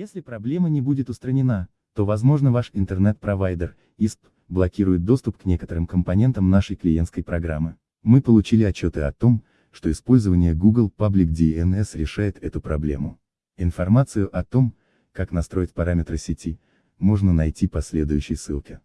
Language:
Russian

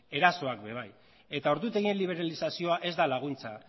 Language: Basque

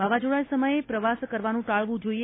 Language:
Gujarati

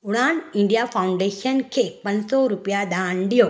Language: Sindhi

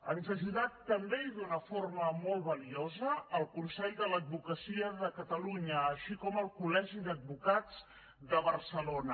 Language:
Catalan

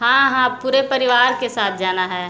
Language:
Hindi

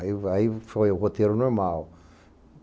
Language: Portuguese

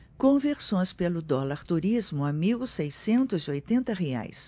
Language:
Portuguese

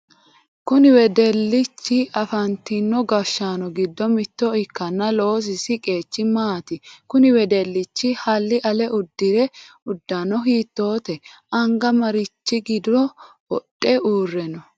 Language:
Sidamo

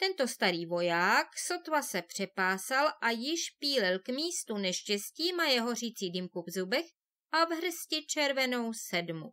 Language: Czech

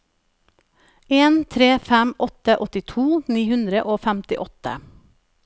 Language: Norwegian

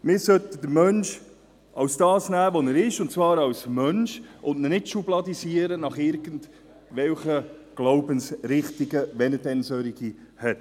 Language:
Swiss German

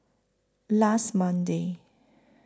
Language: English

